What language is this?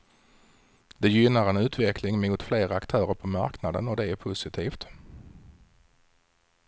Swedish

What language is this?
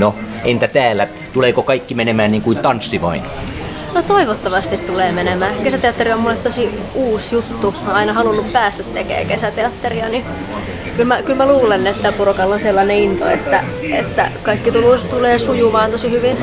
Finnish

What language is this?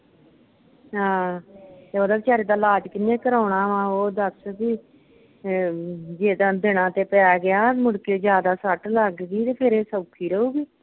Punjabi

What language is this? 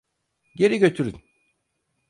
Turkish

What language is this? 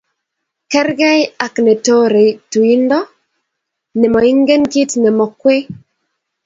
Kalenjin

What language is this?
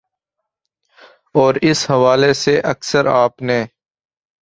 Urdu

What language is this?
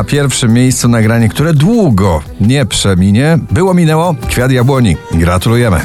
Polish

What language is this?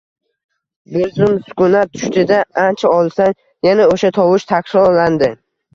Uzbek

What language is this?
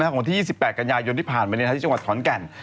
Thai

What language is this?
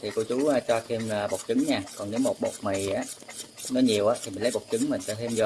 Vietnamese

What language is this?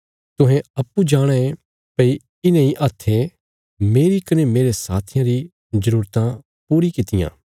Bilaspuri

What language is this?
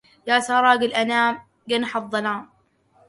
Arabic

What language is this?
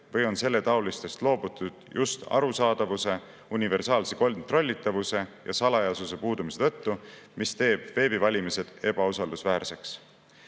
Estonian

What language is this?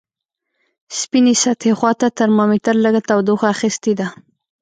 Pashto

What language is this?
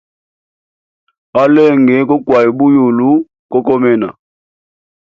Hemba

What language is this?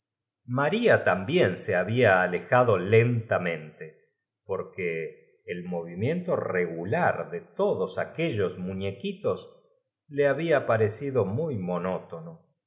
Spanish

